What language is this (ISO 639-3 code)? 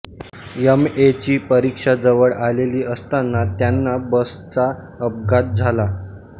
mar